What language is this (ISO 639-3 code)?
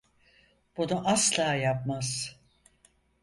tur